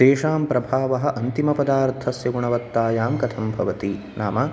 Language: Sanskrit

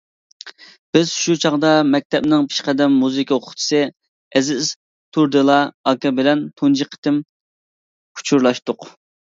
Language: Uyghur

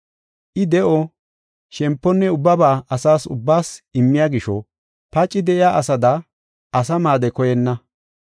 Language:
Gofa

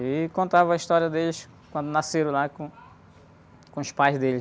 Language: Portuguese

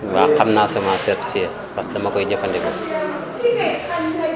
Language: Wolof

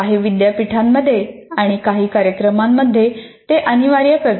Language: Marathi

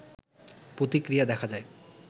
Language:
Bangla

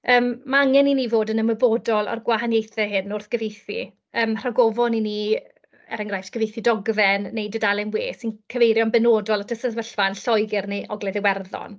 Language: Welsh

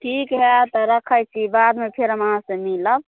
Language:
Maithili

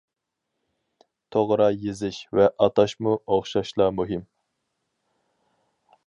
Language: Uyghur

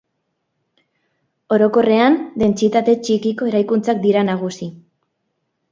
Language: Basque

